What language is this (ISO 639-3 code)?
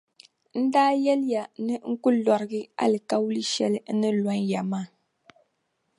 dag